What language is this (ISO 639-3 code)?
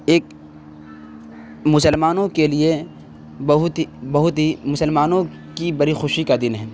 urd